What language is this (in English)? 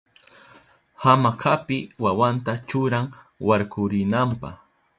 Southern Pastaza Quechua